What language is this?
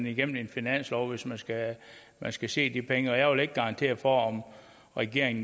Danish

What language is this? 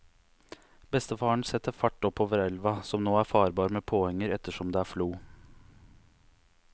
Norwegian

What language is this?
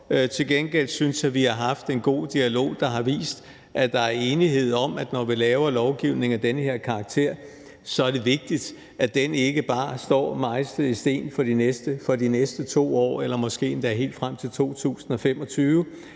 Danish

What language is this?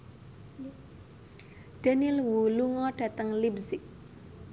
Javanese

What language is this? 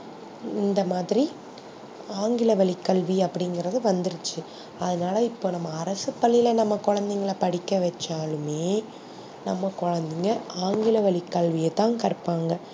Tamil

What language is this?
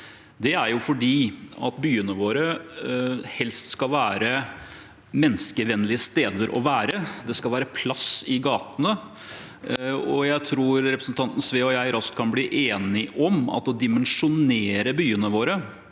Norwegian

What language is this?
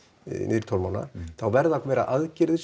Icelandic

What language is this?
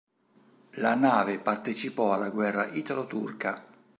Italian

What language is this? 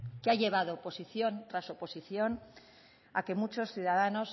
Spanish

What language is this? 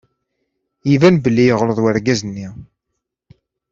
Kabyle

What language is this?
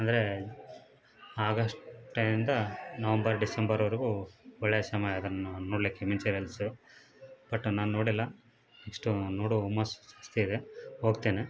Kannada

